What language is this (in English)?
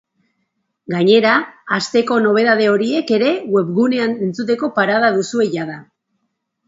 Basque